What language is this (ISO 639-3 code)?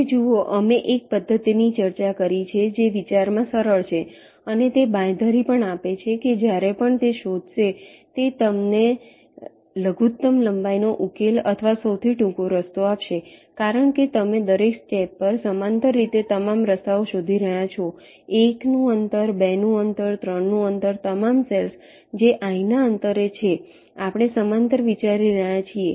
guj